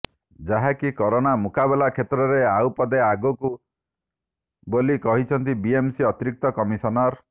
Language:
Odia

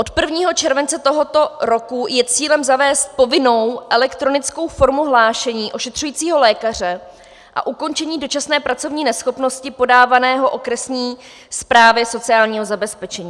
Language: Czech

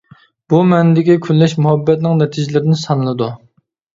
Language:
Uyghur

